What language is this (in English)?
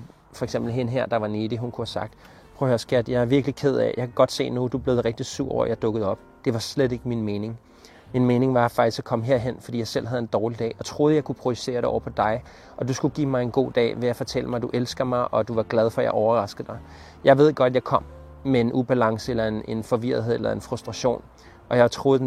Danish